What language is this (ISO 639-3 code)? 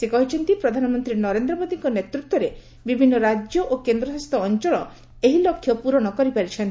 ori